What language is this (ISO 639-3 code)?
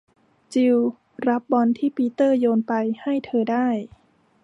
tha